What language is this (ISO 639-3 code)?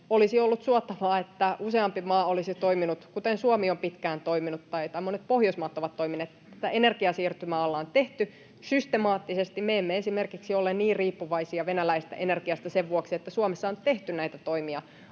fin